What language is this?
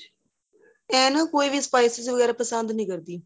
Punjabi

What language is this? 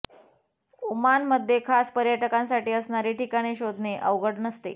Marathi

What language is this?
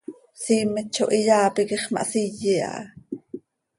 Seri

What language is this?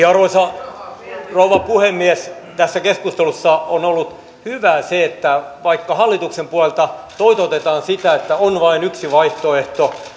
Finnish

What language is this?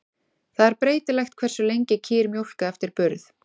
Icelandic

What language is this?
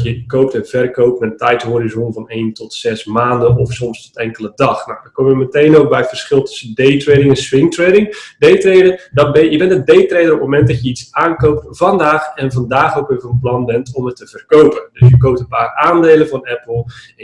Dutch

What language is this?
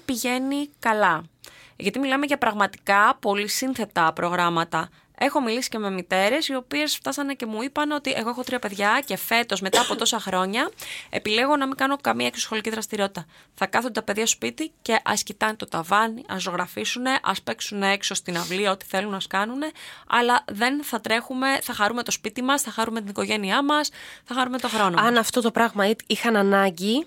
Greek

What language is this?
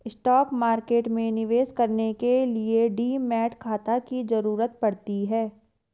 Hindi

